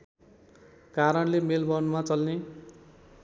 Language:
Nepali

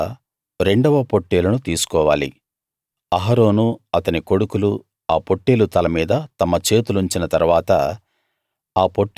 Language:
Telugu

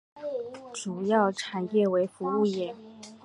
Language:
Chinese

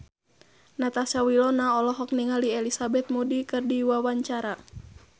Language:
Sundanese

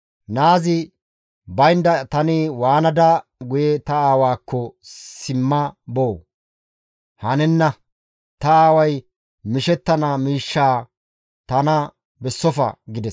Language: Gamo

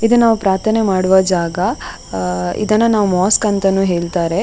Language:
Kannada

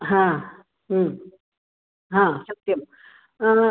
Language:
Sanskrit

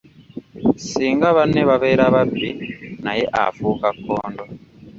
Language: Ganda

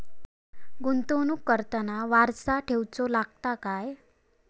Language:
Marathi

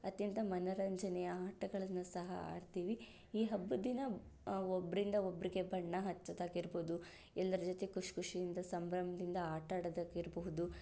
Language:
Kannada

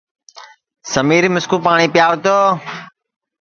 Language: Sansi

